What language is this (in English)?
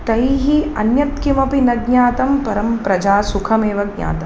Sanskrit